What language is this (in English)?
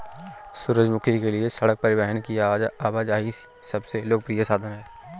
Hindi